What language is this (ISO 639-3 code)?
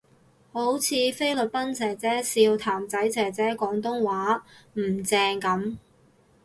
yue